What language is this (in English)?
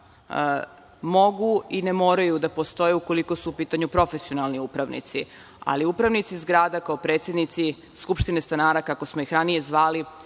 Serbian